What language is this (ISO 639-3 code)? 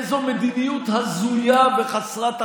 heb